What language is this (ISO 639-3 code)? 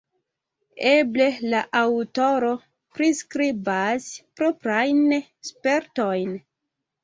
epo